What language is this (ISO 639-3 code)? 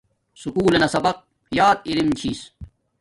dmk